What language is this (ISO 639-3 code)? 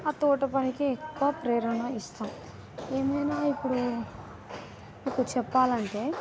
tel